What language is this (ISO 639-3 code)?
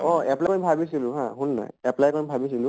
asm